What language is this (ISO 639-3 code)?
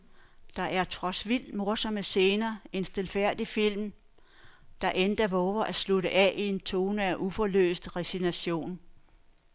dan